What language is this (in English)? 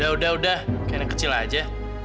Indonesian